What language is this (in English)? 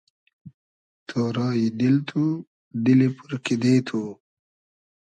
Hazaragi